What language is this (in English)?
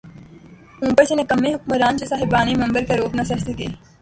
Urdu